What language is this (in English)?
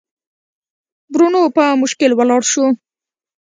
Pashto